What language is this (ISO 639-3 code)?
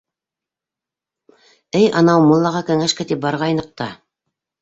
bak